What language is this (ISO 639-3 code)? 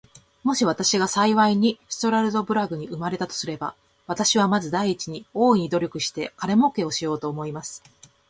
jpn